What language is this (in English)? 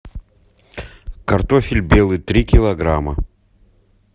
Russian